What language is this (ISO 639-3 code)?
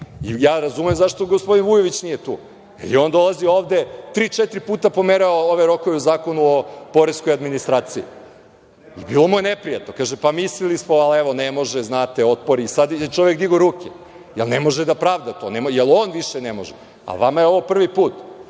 srp